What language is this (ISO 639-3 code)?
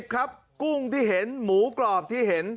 tha